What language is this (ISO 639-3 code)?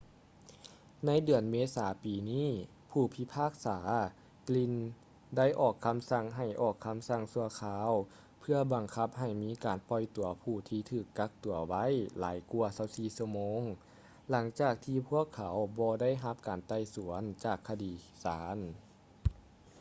lao